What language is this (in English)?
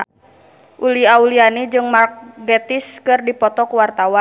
Sundanese